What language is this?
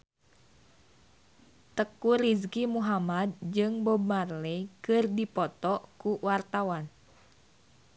Sundanese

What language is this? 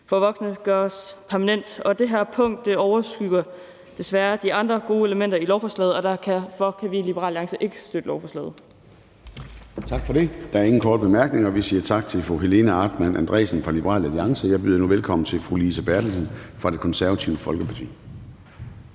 Danish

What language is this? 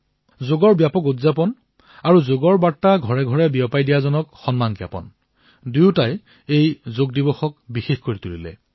Assamese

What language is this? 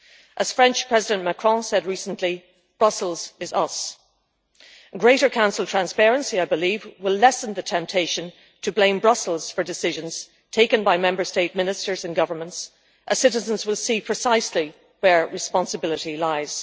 English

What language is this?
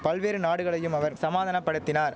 Tamil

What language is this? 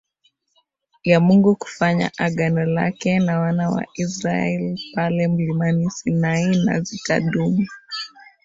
Swahili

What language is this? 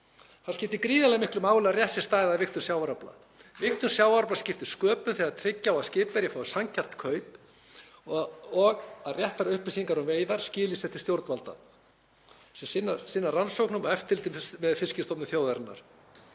Icelandic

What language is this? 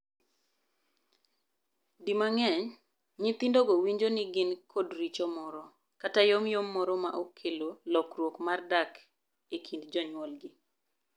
Luo (Kenya and Tanzania)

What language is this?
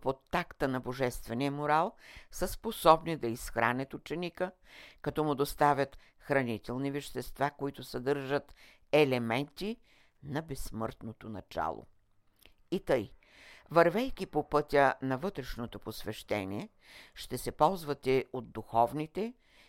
Bulgarian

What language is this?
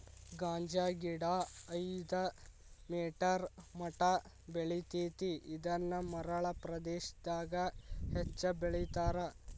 Kannada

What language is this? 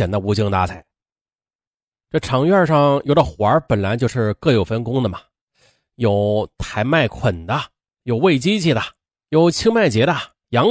Chinese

